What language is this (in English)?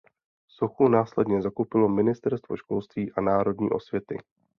Czech